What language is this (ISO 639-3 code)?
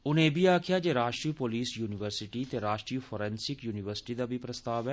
doi